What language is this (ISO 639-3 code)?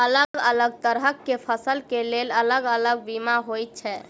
mai